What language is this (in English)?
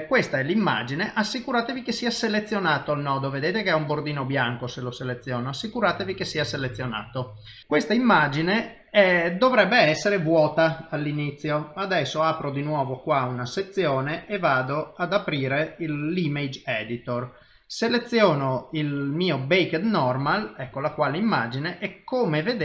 Italian